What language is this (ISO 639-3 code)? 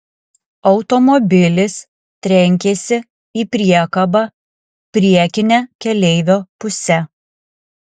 lit